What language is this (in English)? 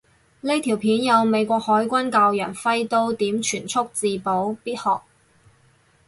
Cantonese